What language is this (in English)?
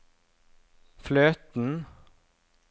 Norwegian